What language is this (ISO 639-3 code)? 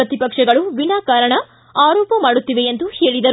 kan